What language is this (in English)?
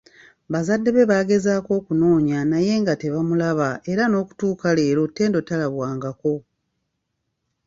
Ganda